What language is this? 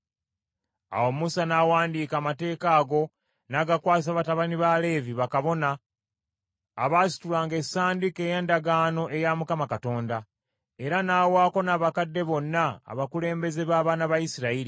Ganda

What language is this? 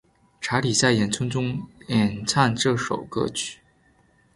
Chinese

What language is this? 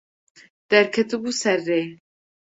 Kurdish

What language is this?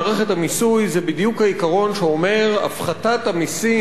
Hebrew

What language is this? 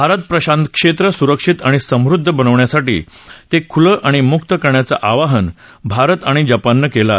Marathi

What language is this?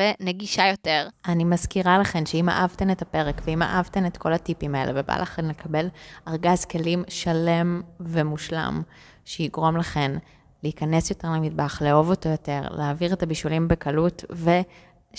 Hebrew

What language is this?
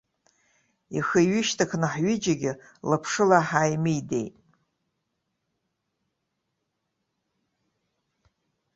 Abkhazian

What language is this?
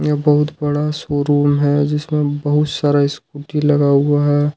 Hindi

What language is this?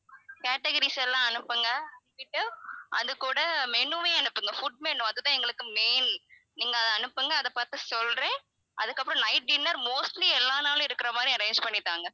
Tamil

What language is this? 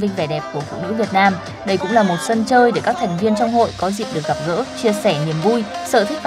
Vietnamese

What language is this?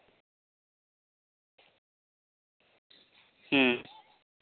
Santali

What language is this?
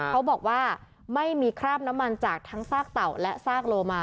Thai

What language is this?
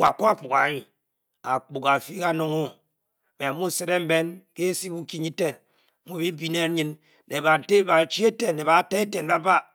Bokyi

